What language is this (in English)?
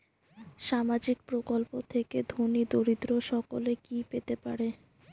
Bangla